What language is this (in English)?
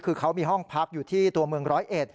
Thai